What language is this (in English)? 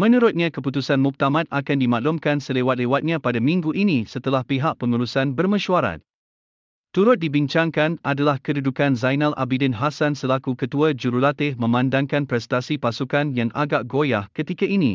Malay